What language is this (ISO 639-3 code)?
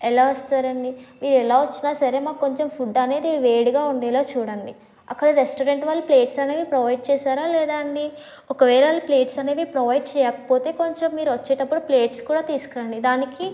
tel